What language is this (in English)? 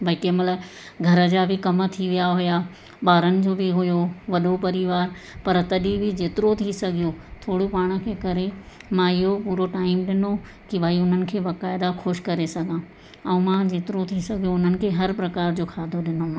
Sindhi